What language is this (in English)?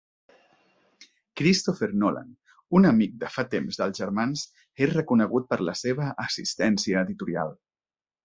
Catalan